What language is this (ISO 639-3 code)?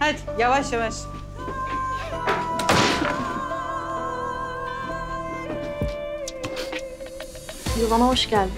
tur